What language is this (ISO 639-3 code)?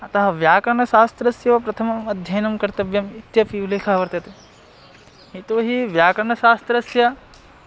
san